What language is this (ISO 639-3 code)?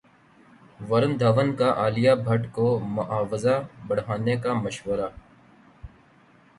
urd